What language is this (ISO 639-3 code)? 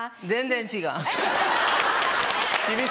jpn